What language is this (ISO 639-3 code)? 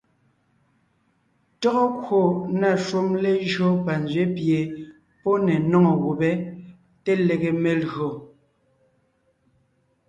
nnh